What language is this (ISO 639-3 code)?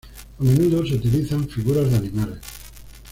spa